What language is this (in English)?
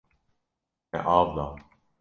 Kurdish